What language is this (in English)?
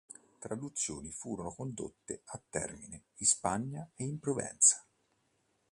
Italian